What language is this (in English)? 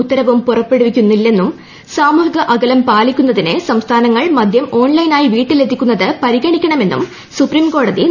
Malayalam